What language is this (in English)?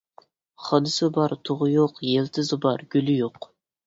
Uyghur